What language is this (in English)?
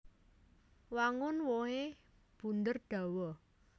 Javanese